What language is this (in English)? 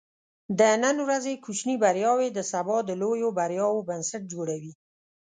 Pashto